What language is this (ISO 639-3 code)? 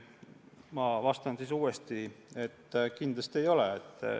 est